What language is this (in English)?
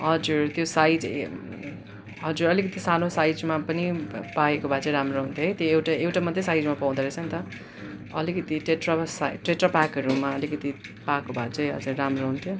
Nepali